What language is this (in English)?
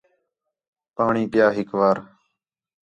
Khetrani